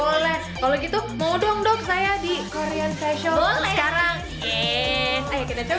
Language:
Indonesian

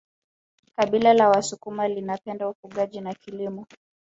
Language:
Swahili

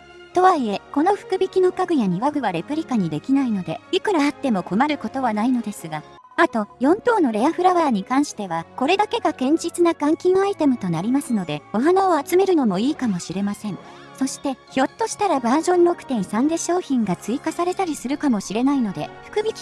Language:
Japanese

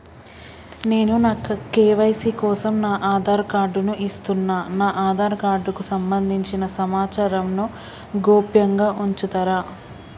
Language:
Telugu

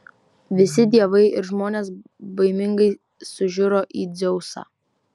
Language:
Lithuanian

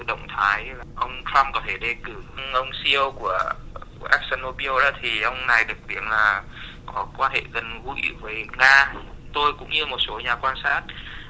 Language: Vietnamese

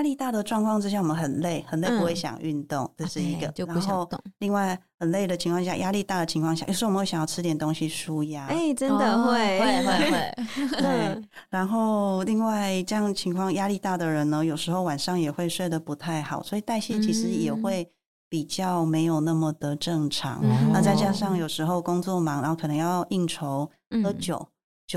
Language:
Chinese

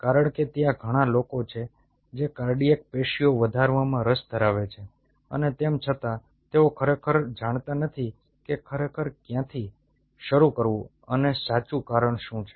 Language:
Gujarati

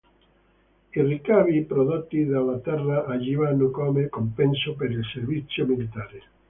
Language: Italian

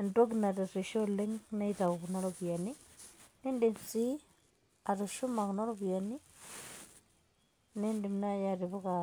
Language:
Masai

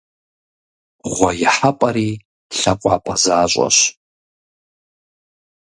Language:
Kabardian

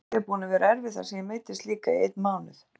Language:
Icelandic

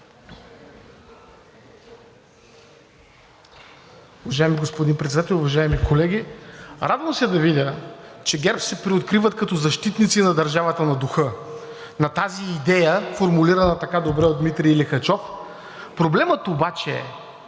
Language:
Bulgarian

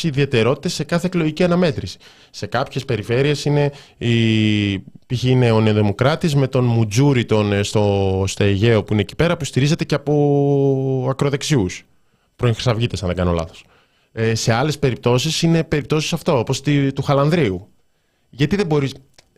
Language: Greek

